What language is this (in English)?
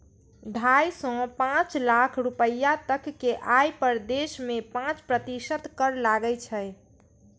Maithili